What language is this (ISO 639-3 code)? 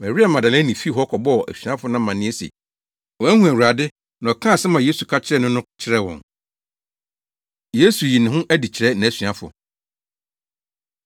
aka